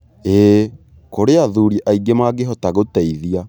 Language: Kikuyu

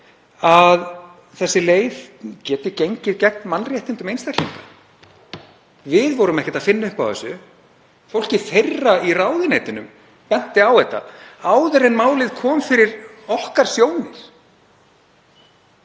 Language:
Icelandic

